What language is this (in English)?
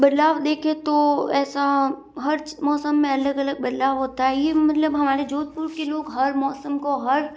Hindi